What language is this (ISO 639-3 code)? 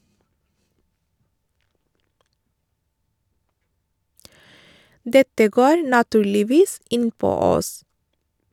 nor